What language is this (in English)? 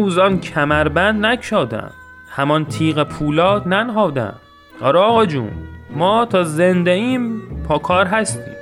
Persian